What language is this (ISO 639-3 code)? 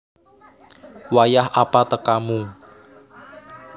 jav